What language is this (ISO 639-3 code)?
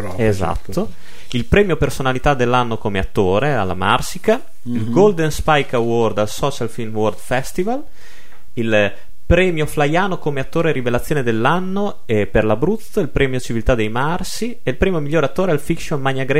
ita